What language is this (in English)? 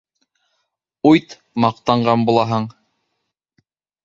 Bashkir